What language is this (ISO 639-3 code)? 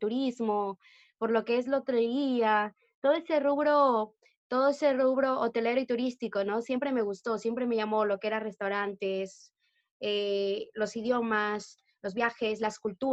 spa